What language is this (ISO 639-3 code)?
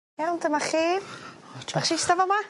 cym